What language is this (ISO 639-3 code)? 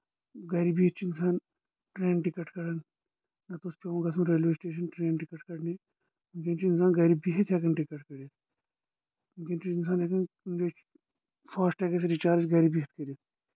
kas